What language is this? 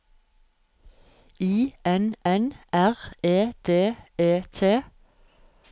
Norwegian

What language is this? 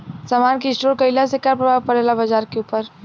Bhojpuri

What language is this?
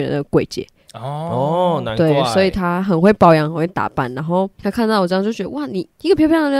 Chinese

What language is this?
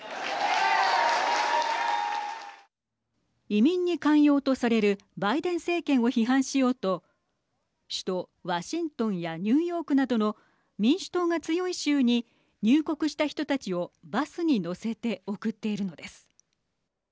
Japanese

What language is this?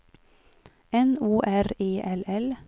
Swedish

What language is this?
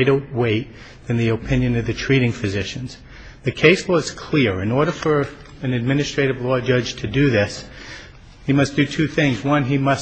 English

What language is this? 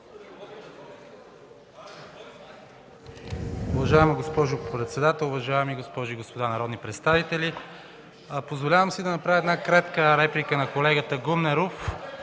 Bulgarian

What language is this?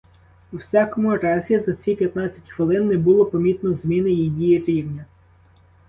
Ukrainian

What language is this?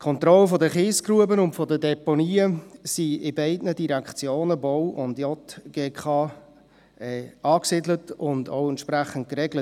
Swiss German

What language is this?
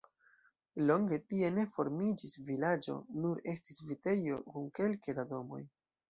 Esperanto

